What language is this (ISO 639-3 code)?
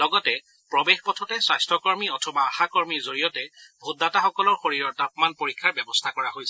asm